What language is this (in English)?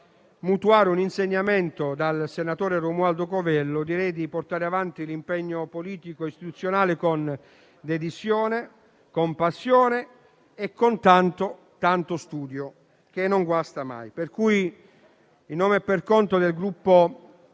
Italian